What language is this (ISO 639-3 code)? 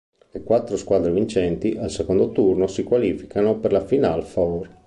ita